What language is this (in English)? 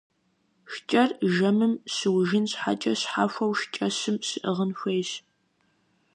Kabardian